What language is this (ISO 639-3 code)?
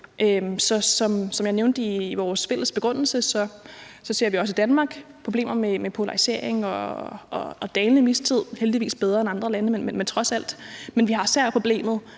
dan